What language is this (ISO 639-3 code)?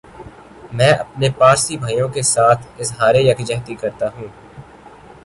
urd